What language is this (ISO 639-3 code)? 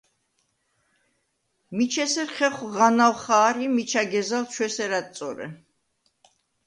sva